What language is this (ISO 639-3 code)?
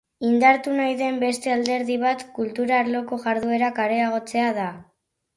eus